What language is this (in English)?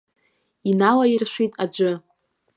Abkhazian